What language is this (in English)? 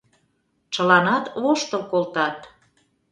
Mari